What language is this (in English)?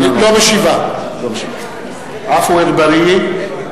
Hebrew